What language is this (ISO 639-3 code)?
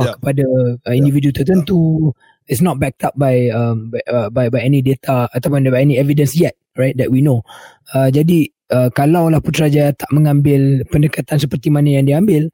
msa